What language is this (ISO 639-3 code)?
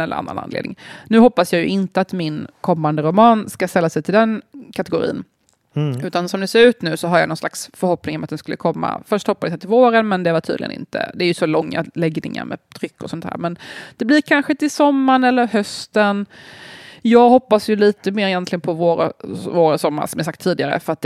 swe